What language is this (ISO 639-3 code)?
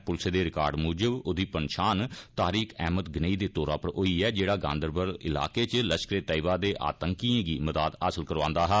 doi